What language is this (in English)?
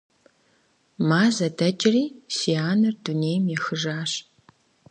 Kabardian